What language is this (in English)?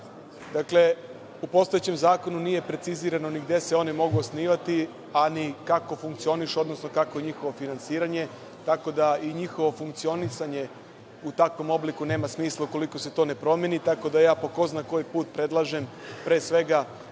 Serbian